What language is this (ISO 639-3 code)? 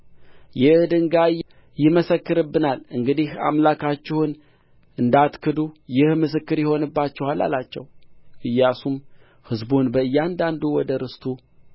amh